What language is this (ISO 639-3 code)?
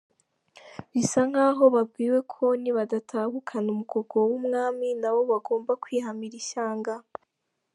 kin